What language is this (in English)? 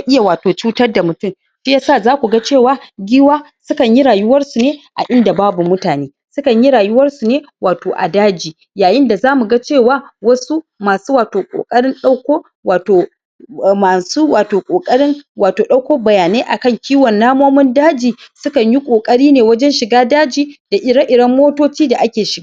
Hausa